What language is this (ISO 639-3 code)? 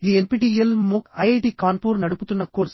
tel